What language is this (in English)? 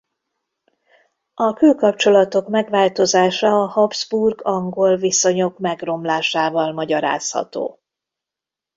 Hungarian